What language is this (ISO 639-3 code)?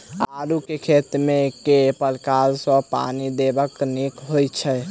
mai